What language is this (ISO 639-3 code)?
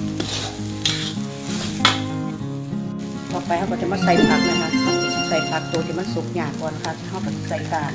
tha